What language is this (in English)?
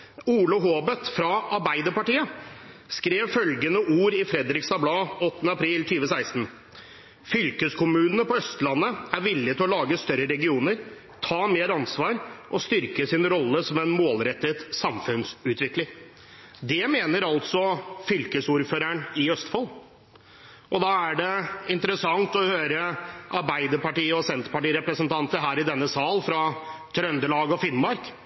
Norwegian Bokmål